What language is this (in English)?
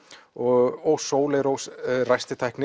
Icelandic